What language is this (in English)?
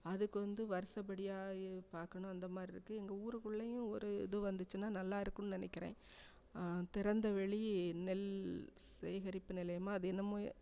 Tamil